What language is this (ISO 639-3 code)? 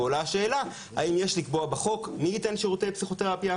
heb